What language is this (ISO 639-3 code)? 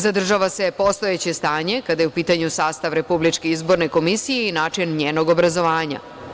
srp